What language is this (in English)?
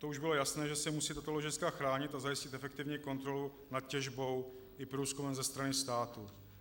Czech